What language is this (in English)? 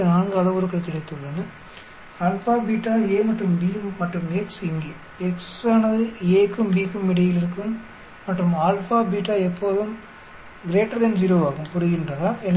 Tamil